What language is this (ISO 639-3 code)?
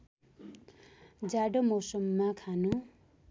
nep